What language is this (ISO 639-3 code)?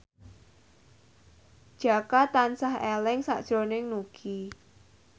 jav